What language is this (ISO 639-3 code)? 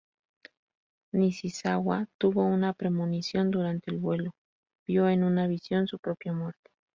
spa